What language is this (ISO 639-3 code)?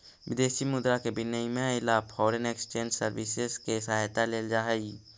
mag